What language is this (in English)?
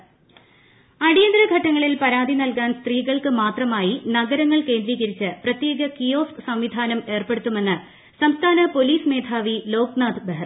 Malayalam